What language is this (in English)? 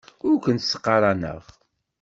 Kabyle